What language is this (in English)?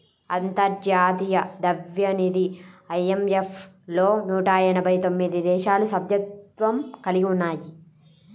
Telugu